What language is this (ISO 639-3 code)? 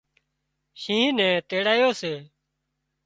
kxp